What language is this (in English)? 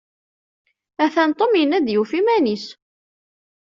Kabyle